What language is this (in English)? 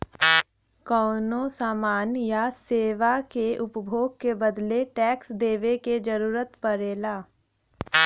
Bhojpuri